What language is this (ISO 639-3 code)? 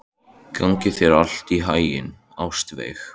isl